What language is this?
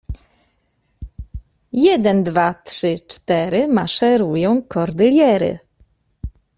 Polish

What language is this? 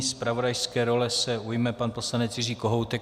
Czech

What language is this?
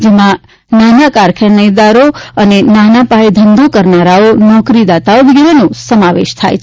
Gujarati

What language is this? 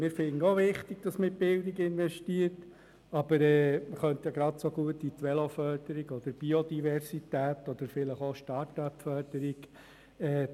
Swiss German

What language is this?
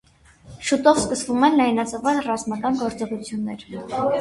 Armenian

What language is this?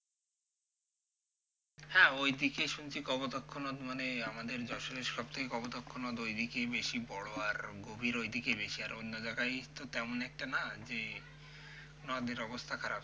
Bangla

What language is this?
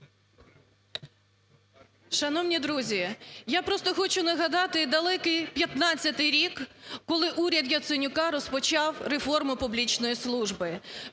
Ukrainian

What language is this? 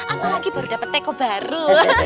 Indonesian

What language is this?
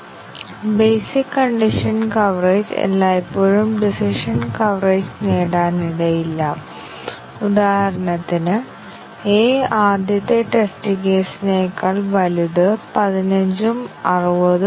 Malayalam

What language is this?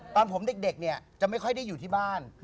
Thai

